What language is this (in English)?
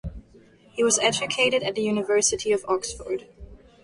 English